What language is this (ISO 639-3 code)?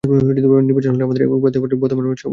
ben